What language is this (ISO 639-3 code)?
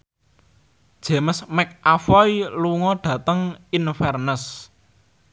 jav